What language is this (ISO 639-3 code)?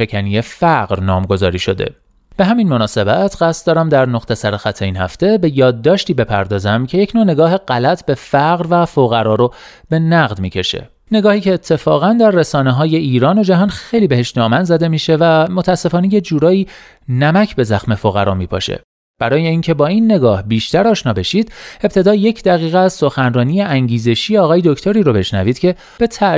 fas